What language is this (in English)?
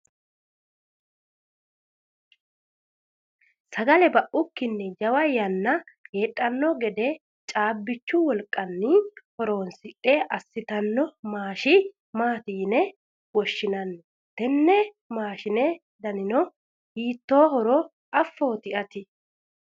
Sidamo